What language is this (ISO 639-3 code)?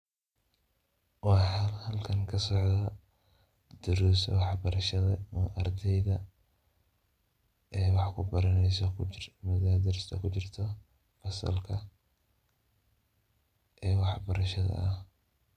som